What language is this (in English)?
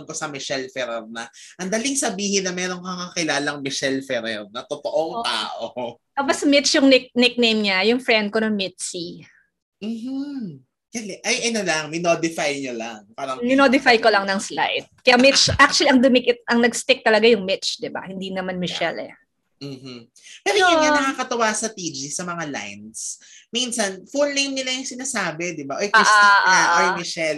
Filipino